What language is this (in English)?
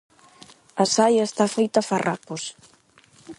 Galician